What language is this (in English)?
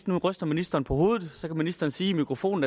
Danish